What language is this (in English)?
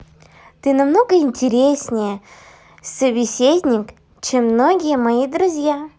Russian